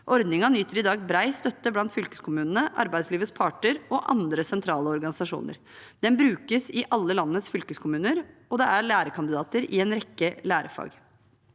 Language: Norwegian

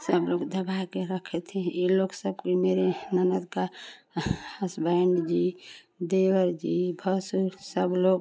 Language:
Hindi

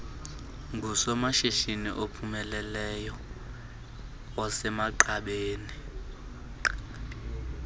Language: Xhosa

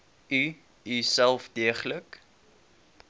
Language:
Afrikaans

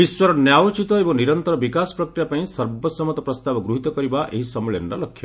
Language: Odia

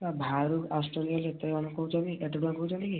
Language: Odia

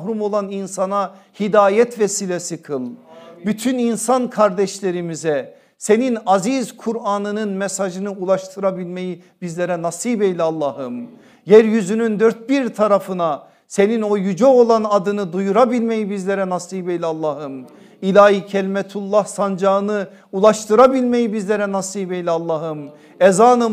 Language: Turkish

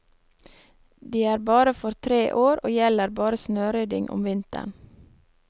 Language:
Norwegian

